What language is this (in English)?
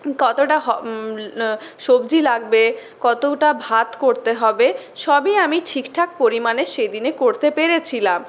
Bangla